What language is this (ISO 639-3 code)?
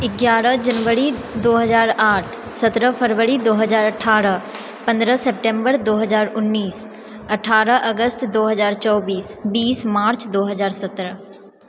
mai